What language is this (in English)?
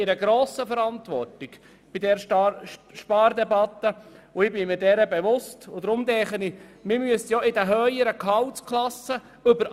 Swiss German